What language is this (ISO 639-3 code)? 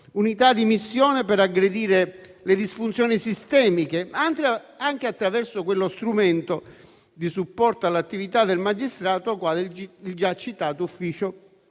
ita